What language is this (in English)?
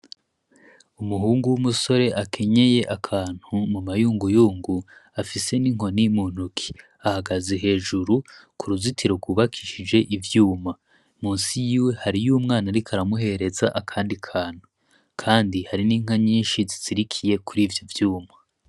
Rundi